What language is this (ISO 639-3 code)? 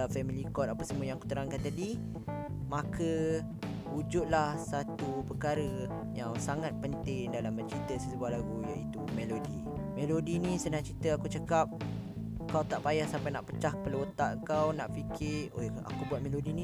msa